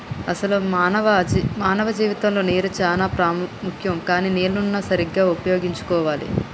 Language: Telugu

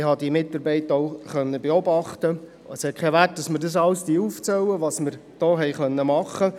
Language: Swiss German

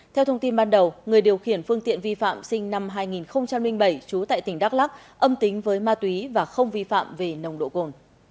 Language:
Vietnamese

